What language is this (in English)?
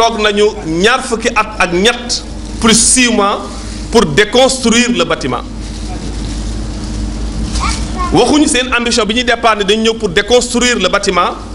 French